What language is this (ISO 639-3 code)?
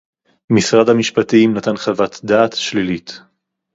heb